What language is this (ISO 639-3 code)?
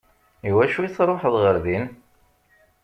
kab